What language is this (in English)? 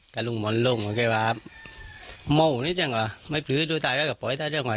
Thai